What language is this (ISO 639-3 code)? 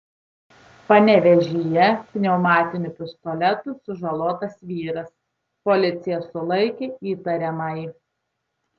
lit